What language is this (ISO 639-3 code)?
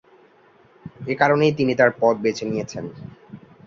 ben